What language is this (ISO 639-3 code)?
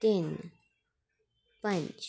doi